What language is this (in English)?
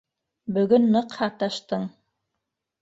Bashkir